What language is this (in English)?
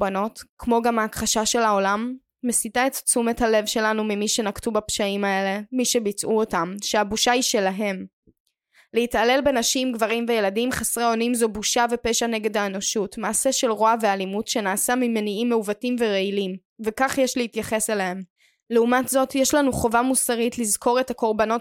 Hebrew